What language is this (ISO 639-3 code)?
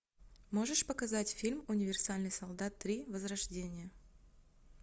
rus